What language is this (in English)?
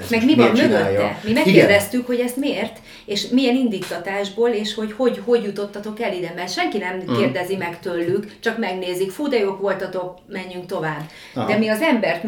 Hungarian